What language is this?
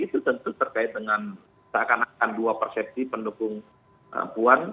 Indonesian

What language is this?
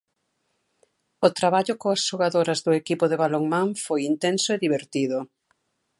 Galician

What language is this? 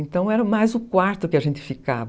Portuguese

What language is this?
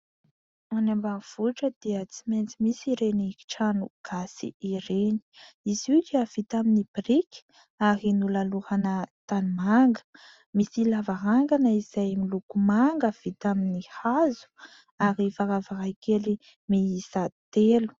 Malagasy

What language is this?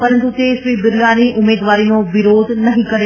Gujarati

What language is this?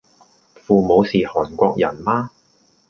Cantonese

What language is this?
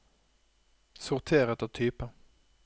Norwegian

